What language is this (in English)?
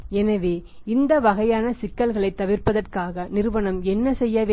Tamil